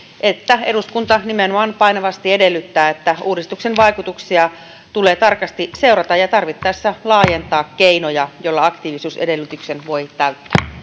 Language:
Finnish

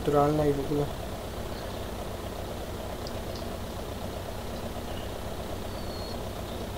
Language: Polish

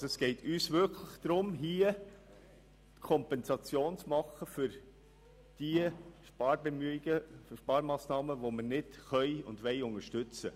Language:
Swiss German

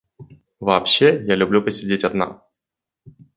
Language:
Russian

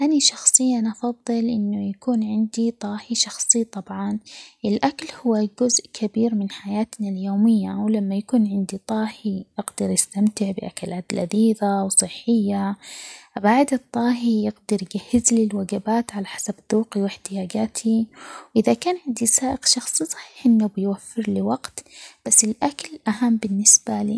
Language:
Omani Arabic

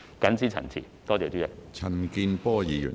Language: Cantonese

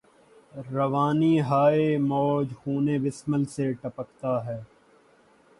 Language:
Urdu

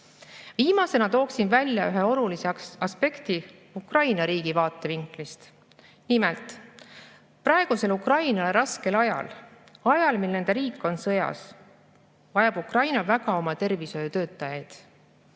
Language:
Estonian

